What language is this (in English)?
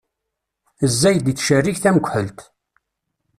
Kabyle